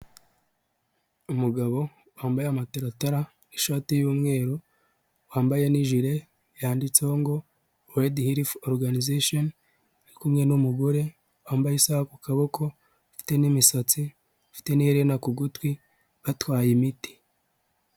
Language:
Kinyarwanda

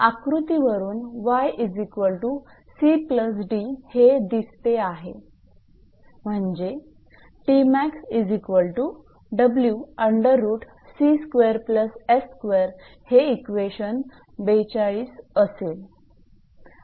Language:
Marathi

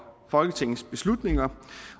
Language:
Danish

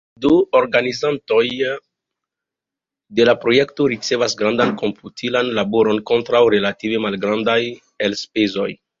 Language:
Esperanto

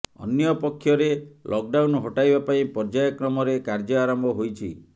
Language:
Odia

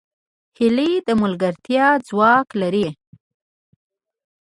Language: Pashto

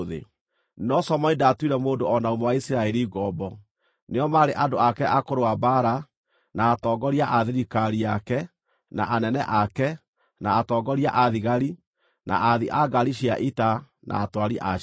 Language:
Kikuyu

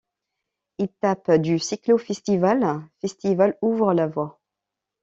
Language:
French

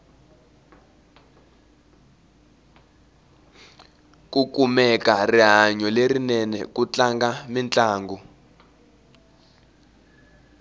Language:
Tsonga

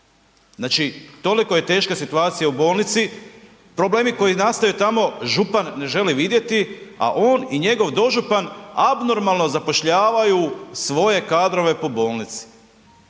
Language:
Croatian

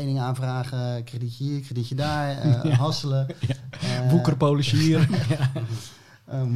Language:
Dutch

